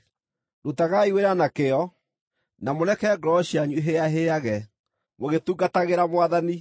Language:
Kikuyu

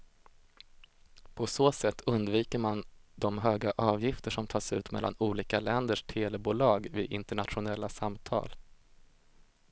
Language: Swedish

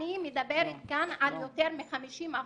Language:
Hebrew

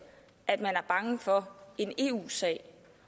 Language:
Danish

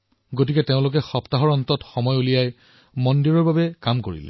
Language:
Assamese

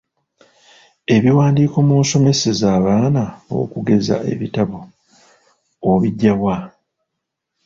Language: Ganda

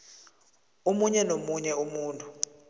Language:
South Ndebele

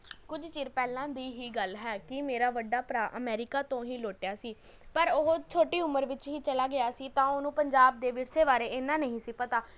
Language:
Punjabi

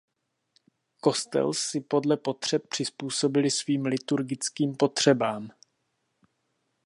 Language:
Czech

